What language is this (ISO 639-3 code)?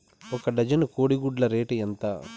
tel